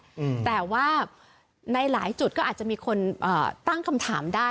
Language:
Thai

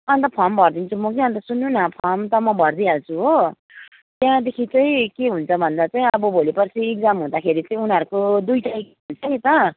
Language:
Nepali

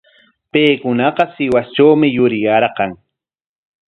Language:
Corongo Ancash Quechua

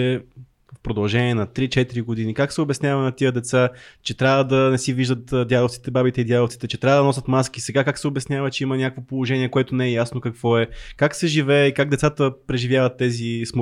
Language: Bulgarian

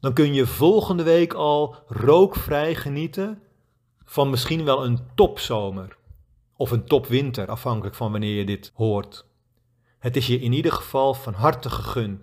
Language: Dutch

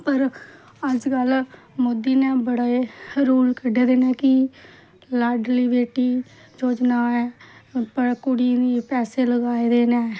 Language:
Dogri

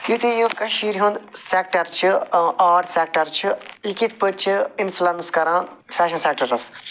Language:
Kashmiri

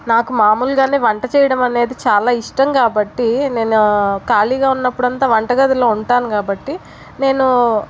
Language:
Telugu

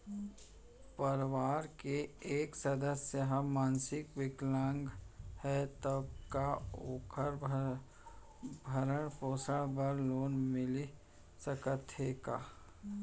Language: Chhattisgarhi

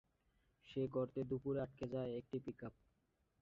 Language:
Bangla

